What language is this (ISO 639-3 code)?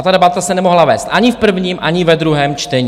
ces